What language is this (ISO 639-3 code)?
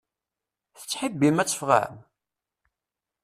kab